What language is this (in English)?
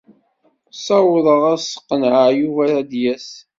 Kabyle